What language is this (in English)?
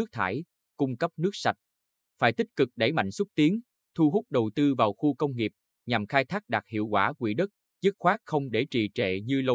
Vietnamese